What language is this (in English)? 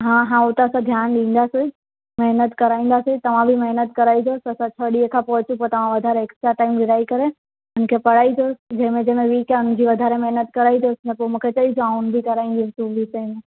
Sindhi